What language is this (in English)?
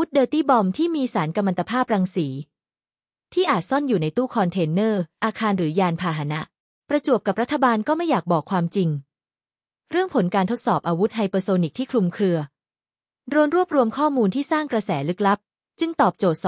Thai